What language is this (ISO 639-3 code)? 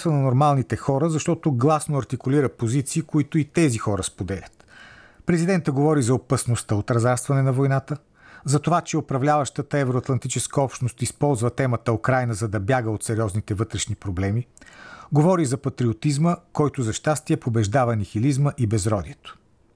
bul